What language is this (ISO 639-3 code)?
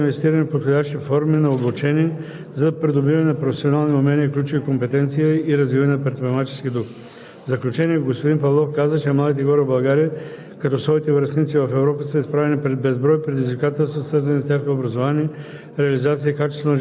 bul